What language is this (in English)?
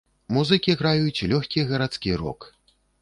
Belarusian